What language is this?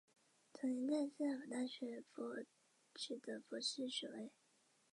Chinese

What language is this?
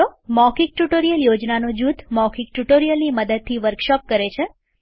Gujarati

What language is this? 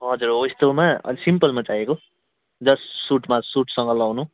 Nepali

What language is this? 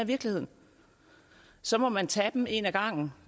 Danish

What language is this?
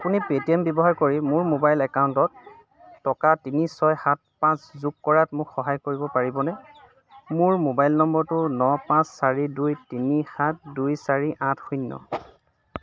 Assamese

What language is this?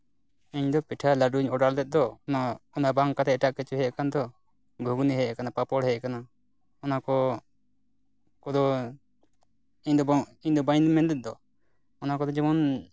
Santali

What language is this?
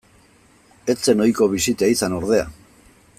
Basque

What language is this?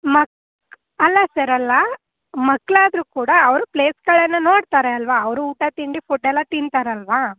Kannada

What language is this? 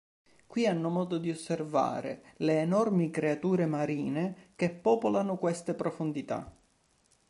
Italian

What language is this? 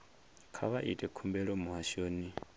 Venda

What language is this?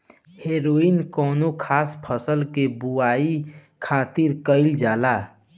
Bhojpuri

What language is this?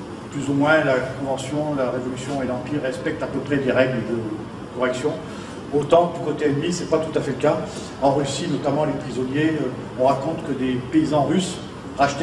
French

